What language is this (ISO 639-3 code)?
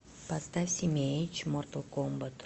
rus